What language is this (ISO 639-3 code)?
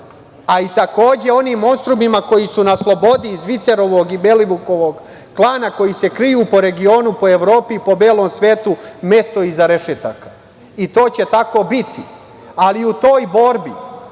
srp